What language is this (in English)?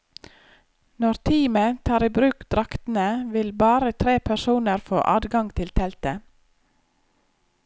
Norwegian